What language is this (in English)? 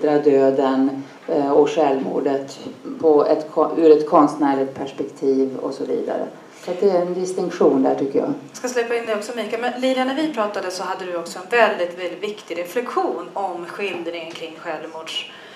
Swedish